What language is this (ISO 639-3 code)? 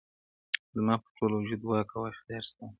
pus